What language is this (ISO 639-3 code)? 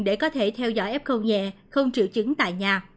vie